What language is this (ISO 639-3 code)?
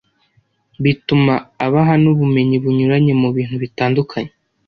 kin